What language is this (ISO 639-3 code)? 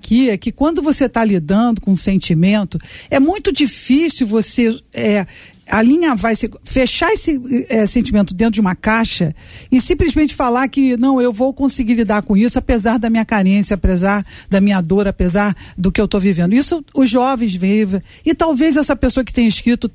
por